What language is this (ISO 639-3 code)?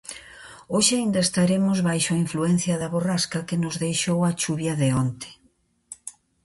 glg